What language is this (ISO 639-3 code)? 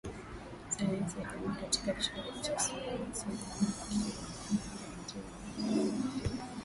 swa